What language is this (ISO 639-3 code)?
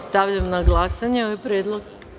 srp